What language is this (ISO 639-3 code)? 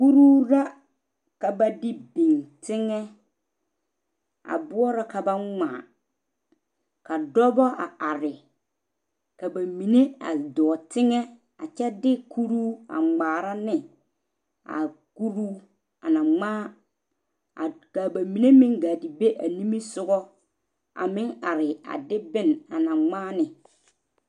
dga